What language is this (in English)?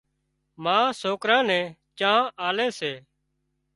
Wadiyara Koli